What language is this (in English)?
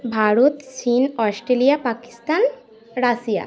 Bangla